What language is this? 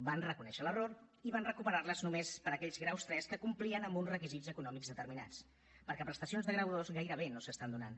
Catalan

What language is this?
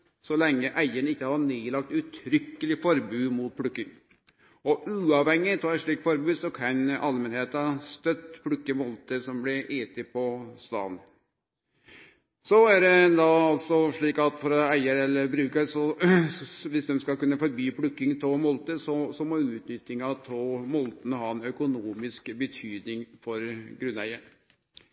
Norwegian Nynorsk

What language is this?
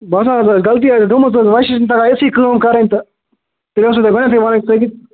Kashmiri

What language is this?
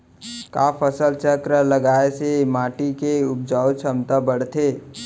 Chhattisgarhi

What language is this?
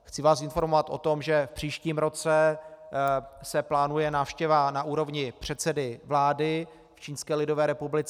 Czech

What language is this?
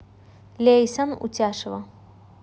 Russian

